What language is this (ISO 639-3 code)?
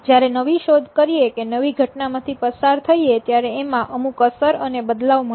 guj